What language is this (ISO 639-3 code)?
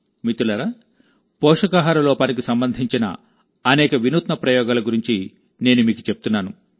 tel